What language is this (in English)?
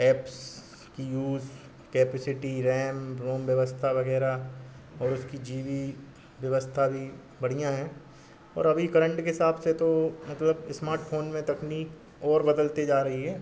Hindi